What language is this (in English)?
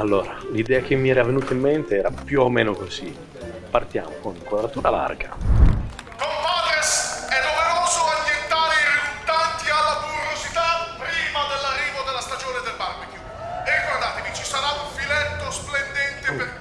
Italian